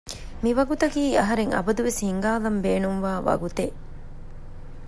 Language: Divehi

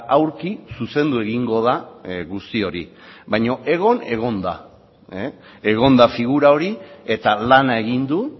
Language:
Basque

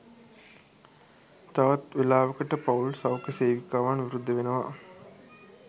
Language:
Sinhala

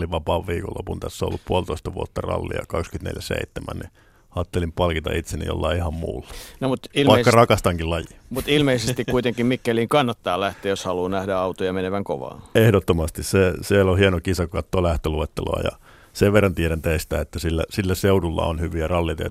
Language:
Finnish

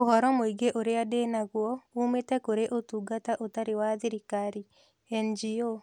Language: Kikuyu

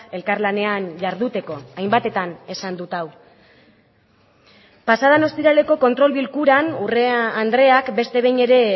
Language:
Basque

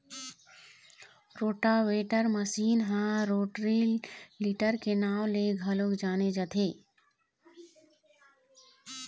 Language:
Chhattisgarhi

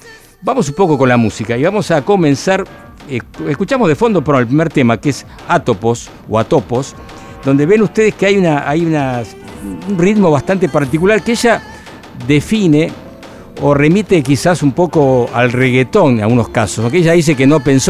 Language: Spanish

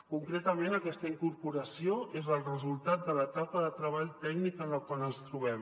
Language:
Catalan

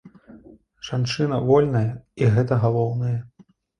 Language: Belarusian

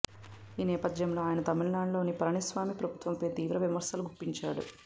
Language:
Telugu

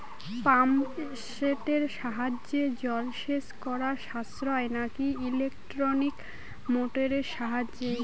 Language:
Bangla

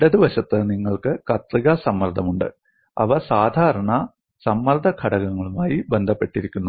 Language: Malayalam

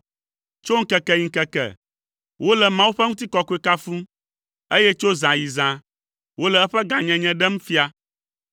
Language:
Ewe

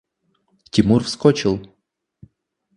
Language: Russian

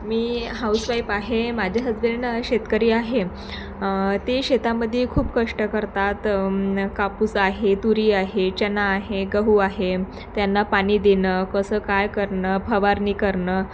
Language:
Marathi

